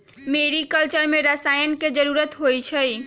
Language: Magahi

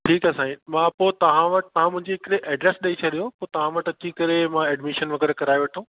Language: Sindhi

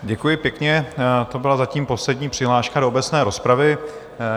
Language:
Czech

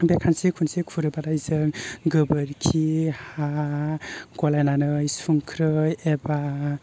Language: Bodo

